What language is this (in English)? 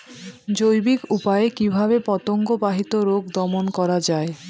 Bangla